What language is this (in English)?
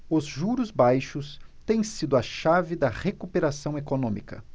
Portuguese